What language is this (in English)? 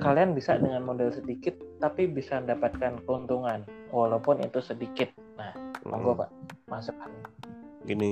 Indonesian